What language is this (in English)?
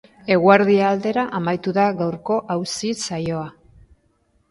Basque